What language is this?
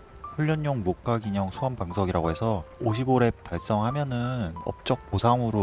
Korean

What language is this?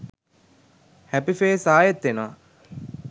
Sinhala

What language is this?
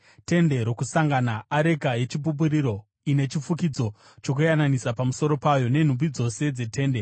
Shona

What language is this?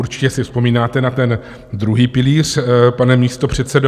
Czech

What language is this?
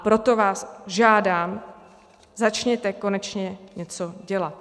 Czech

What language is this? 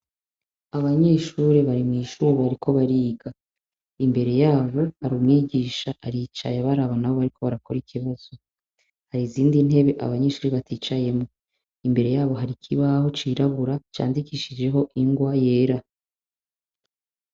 Rundi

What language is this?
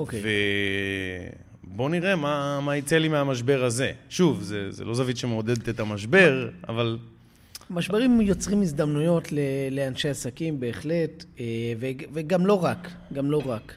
Hebrew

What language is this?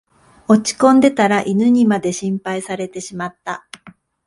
Japanese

